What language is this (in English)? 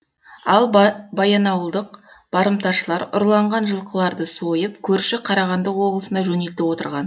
Kazakh